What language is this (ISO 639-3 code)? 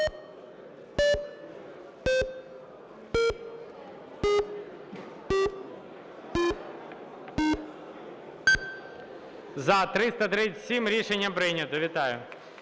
ukr